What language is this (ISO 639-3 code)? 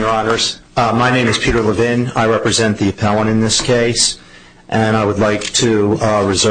eng